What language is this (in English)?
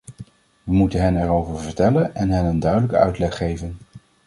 Dutch